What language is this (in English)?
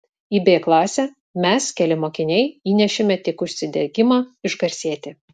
Lithuanian